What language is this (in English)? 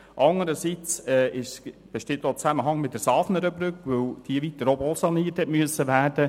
Swiss German